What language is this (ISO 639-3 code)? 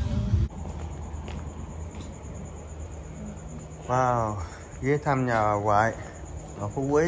vie